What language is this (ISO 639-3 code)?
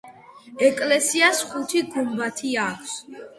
kat